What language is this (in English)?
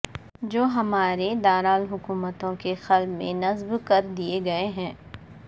Urdu